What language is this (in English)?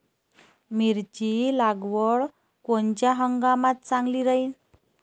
Marathi